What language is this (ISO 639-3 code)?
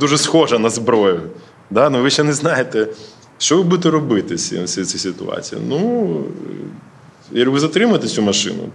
ukr